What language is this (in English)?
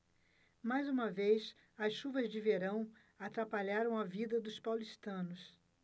Portuguese